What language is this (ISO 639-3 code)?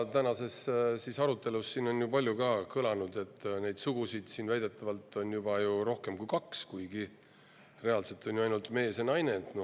est